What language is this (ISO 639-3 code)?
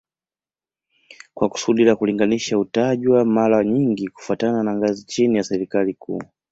swa